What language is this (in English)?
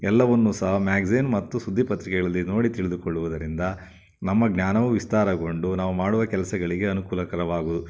Kannada